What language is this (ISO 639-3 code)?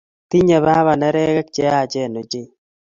kln